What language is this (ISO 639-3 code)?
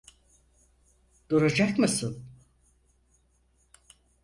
tur